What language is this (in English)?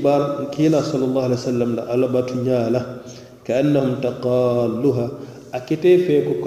Arabic